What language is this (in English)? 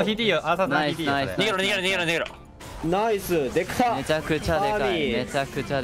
Japanese